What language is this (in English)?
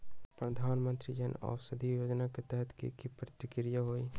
Magahi